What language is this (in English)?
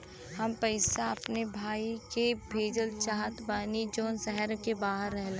Bhojpuri